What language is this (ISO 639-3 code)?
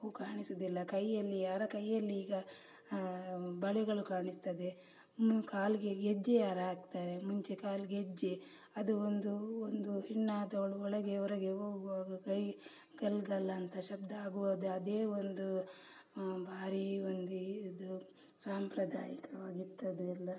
kan